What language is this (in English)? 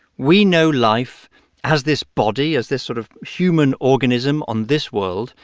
English